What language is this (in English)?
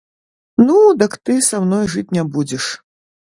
Belarusian